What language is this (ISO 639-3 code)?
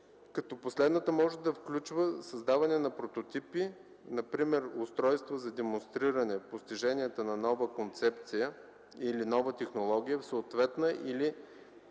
bul